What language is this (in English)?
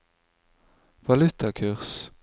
Norwegian